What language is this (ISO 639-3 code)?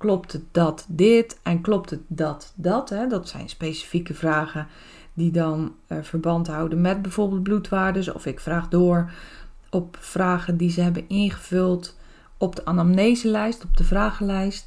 nld